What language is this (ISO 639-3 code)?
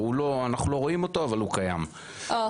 heb